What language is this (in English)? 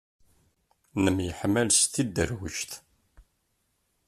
Kabyle